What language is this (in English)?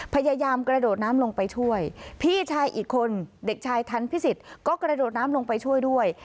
Thai